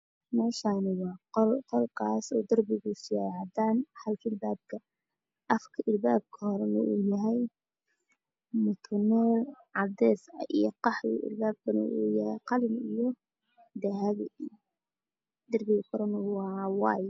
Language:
Somali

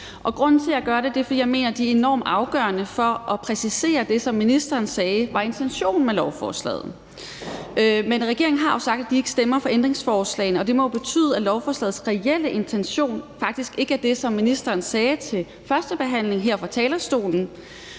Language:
Danish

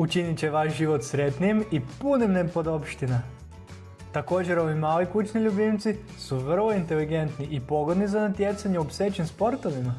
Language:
Croatian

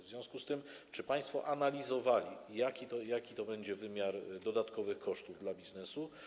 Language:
Polish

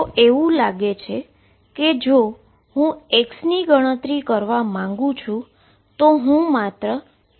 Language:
Gujarati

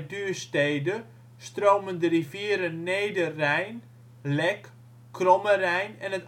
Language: Dutch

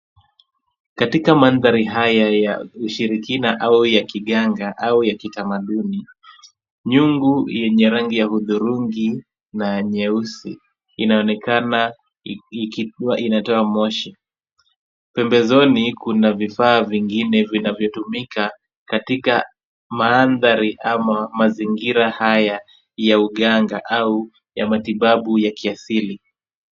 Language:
Swahili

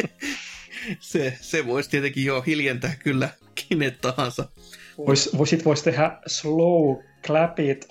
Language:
Finnish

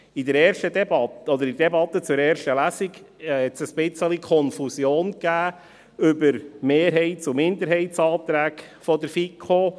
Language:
Swiss German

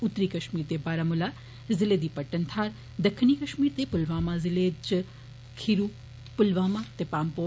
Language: Dogri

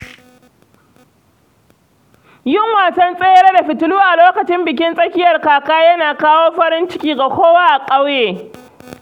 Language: Hausa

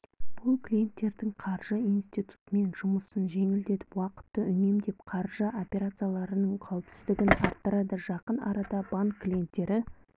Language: Kazakh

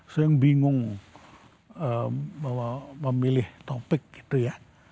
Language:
Indonesian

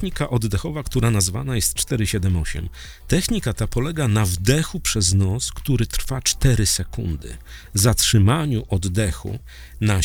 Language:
Polish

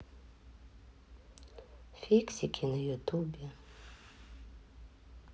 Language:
Russian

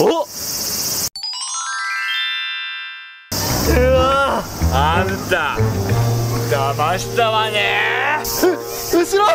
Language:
Japanese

